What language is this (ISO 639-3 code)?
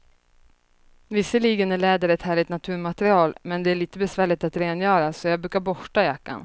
swe